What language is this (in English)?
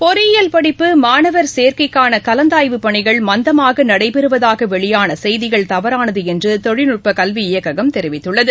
Tamil